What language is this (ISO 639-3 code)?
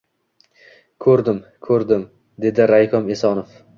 uzb